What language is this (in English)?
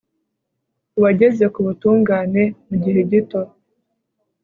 Kinyarwanda